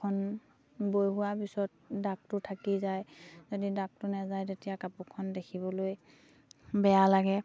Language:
Assamese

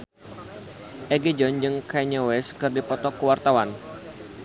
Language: Sundanese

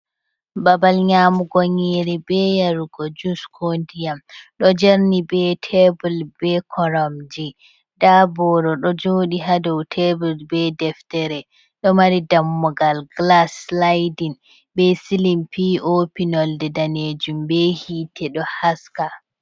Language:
Fula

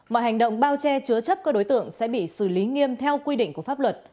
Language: Vietnamese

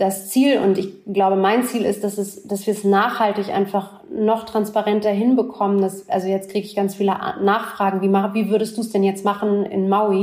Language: German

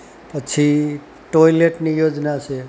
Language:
Gujarati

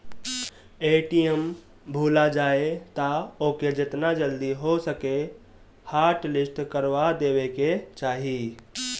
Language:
Bhojpuri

